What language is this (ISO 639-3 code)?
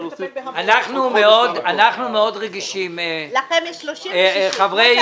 heb